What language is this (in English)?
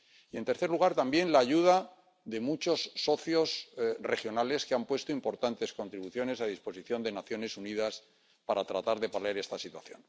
Spanish